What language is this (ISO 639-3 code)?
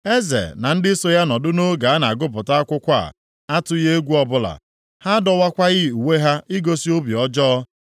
ibo